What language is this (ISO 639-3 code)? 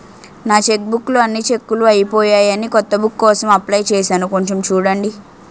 tel